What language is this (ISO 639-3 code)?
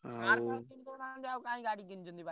ori